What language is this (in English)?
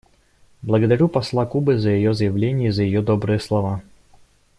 Russian